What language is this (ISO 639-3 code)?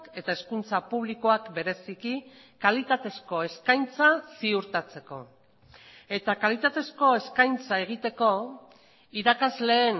eus